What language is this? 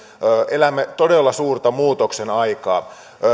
Finnish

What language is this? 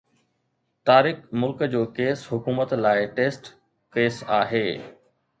Sindhi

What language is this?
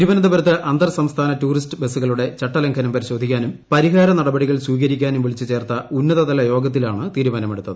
Malayalam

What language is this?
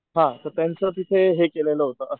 Marathi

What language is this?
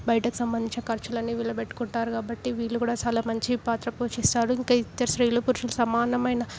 Telugu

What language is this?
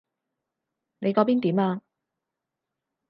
Cantonese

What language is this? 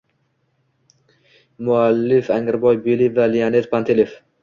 Uzbek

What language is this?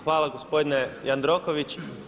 Croatian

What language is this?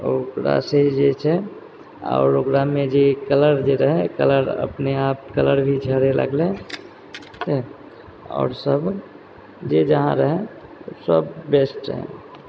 Maithili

